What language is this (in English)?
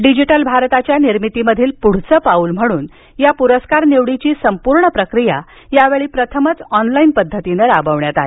Marathi